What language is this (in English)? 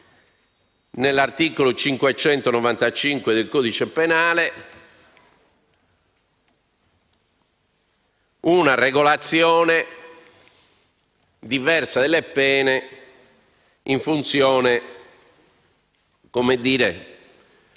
Italian